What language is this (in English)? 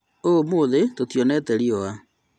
Kikuyu